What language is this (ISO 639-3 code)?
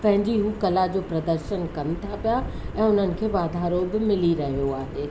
snd